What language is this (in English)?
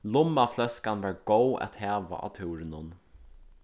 Faroese